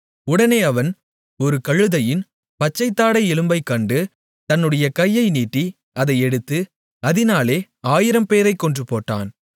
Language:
Tamil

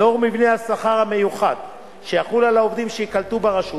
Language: Hebrew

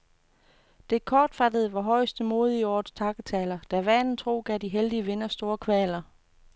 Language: Danish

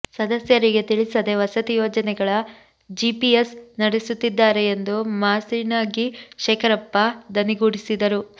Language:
Kannada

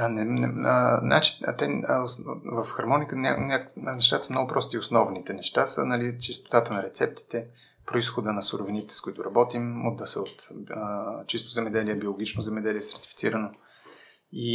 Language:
Bulgarian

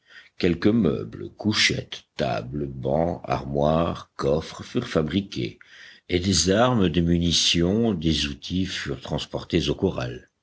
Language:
French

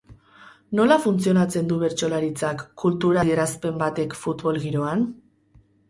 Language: Basque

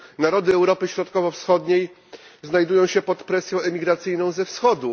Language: Polish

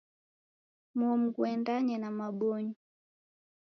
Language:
Taita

